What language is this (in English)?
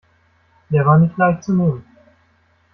German